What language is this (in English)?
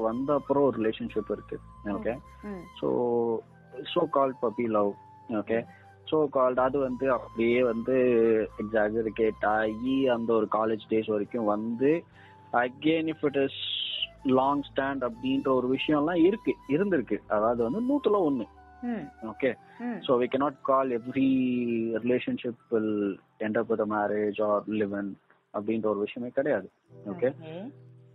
Tamil